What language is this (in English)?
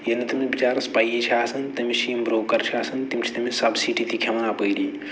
Kashmiri